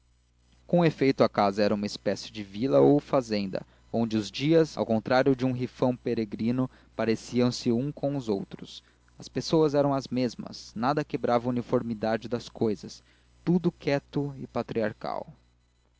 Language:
Portuguese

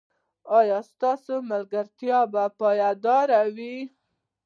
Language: Pashto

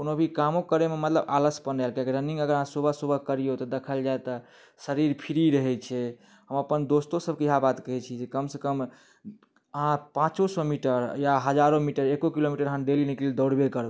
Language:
Maithili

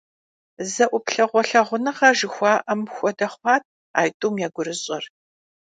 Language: Kabardian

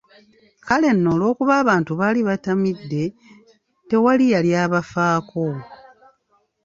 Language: Ganda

